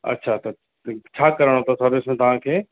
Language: Sindhi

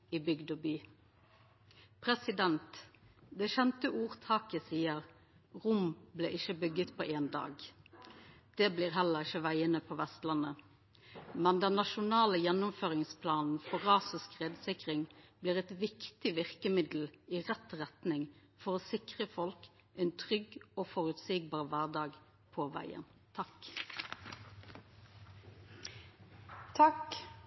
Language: Norwegian Nynorsk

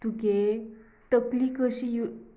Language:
Konkani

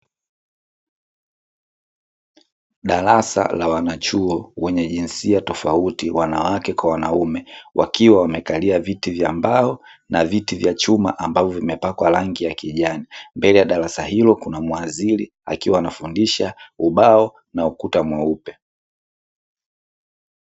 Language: Swahili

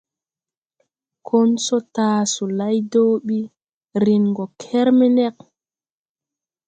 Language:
Tupuri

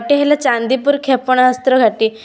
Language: Odia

